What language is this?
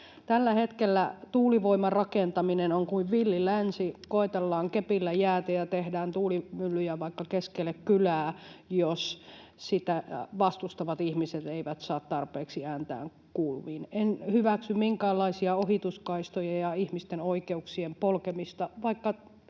Finnish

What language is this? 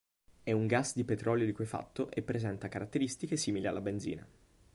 Italian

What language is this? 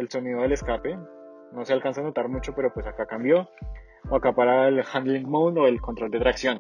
Spanish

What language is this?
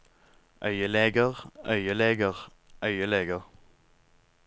Norwegian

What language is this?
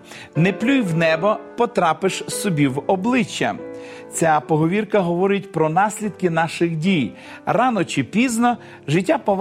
Ukrainian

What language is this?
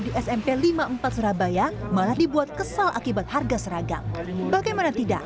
Indonesian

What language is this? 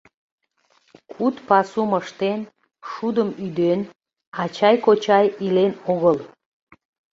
Mari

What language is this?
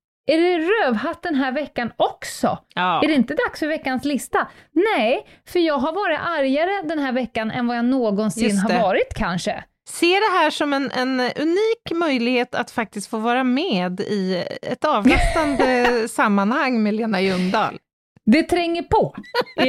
Swedish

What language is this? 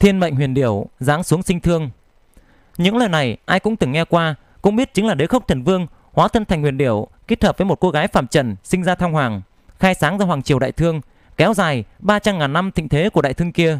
Vietnamese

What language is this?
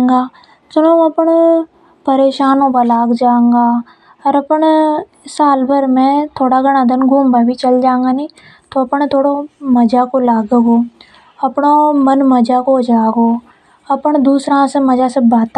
Hadothi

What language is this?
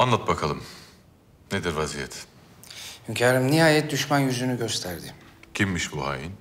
Turkish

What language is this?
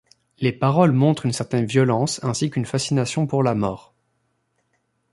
French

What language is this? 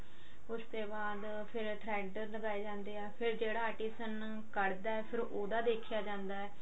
Punjabi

